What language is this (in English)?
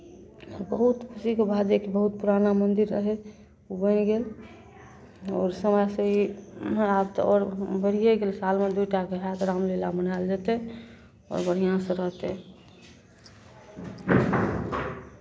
Maithili